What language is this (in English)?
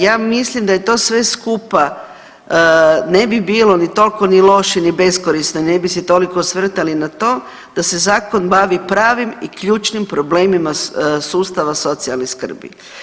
Croatian